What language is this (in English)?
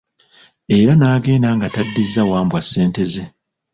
Ganda